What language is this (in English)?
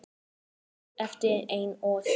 Icelandic